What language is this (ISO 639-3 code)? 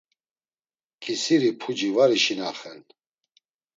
lzz